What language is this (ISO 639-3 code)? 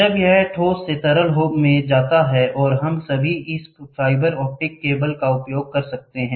hin